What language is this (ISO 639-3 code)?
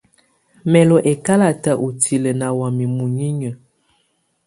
tvu